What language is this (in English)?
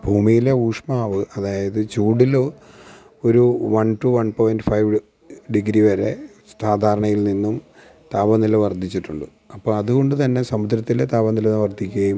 Malayalam